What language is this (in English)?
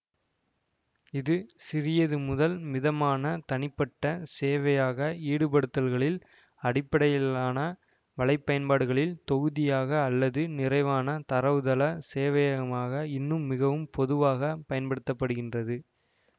Tamil